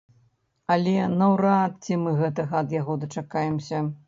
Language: Belarusian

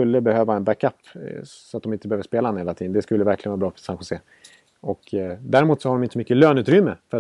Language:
Swedish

